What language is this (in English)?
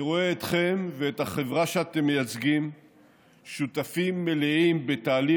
Hebrew